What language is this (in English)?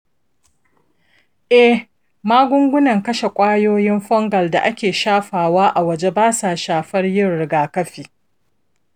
Hausa